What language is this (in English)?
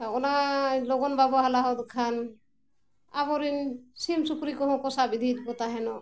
Santali